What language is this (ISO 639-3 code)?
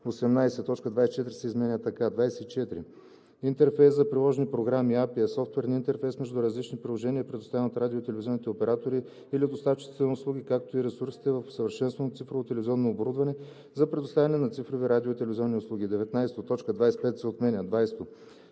bul